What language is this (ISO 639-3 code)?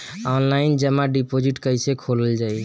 bho